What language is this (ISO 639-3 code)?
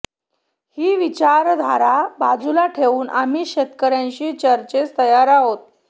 mar